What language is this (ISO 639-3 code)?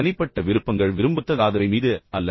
tam